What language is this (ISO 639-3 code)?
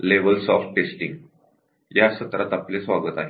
mar